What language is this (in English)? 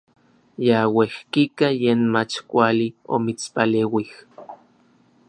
Orizaba Nahuatl